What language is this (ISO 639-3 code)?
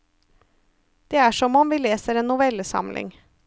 nor